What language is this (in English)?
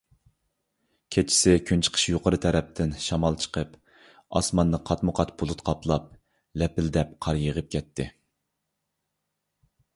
Uyghur